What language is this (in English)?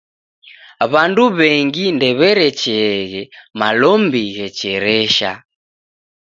Taita